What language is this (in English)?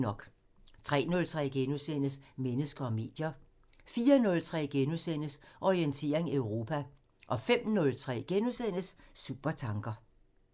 Danish